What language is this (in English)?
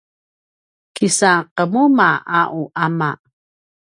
Paiwan